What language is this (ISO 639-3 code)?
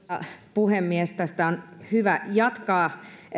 fin